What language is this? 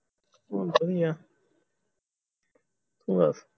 Punjabi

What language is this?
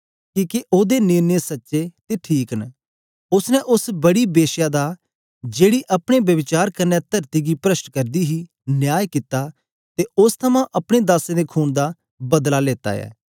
Dogri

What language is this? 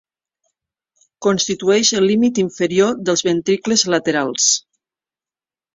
Catalan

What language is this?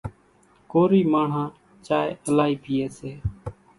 Kachi Koli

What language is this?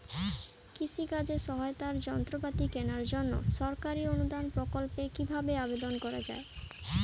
Bangla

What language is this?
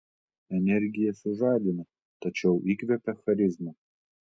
Lithuanian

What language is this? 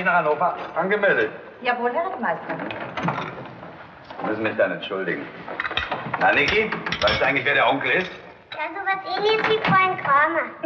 German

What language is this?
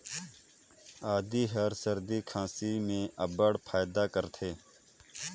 Chhattisgarhi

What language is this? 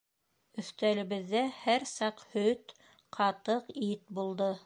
Bashkir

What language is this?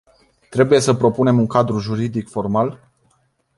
Romanian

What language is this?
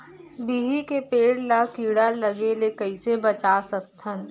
Chhattisgarhi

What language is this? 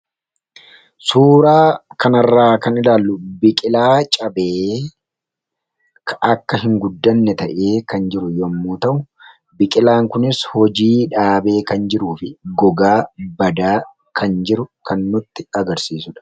Oromo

